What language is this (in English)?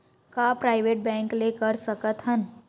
Chhattisgarhi